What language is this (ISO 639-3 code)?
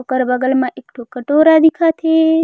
hne